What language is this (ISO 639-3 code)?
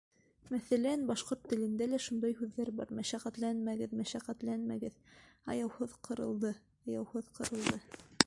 bak